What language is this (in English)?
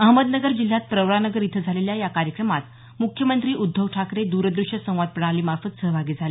Marathi